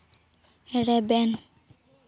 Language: Santali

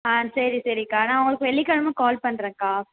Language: Tamil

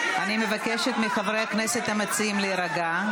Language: Hebrew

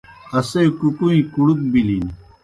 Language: Kohistani Shina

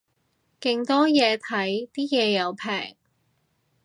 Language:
Cantonese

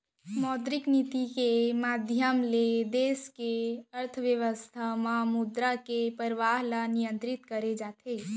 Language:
Chhattisgarhi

